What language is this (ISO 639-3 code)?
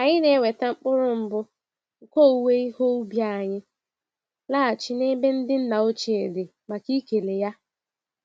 ibo